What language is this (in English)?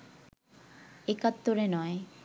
Bangla